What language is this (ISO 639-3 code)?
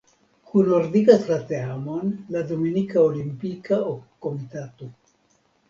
epo